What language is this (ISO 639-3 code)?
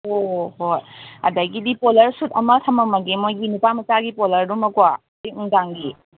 mni